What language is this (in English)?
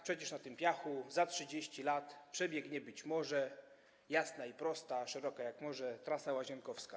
Polish